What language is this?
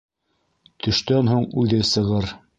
Bashkir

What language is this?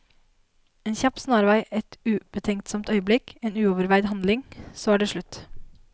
Norwegian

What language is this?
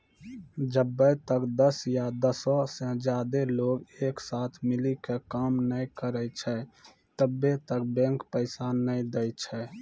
Maithili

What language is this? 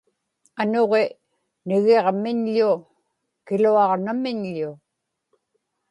Inupiaq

